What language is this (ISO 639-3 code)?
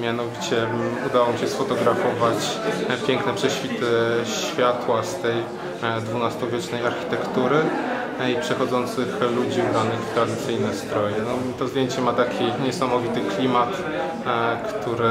pol